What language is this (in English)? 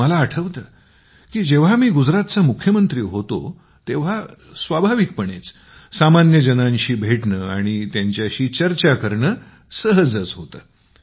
Marathi